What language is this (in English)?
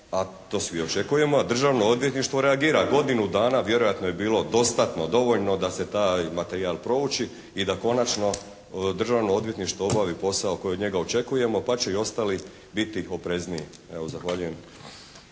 Croatian